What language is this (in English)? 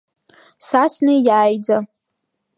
Abkhazian